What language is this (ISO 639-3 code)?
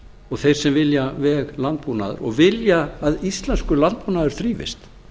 isl